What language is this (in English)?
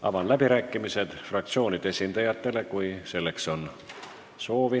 Estonian